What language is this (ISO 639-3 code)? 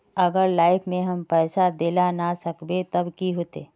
mag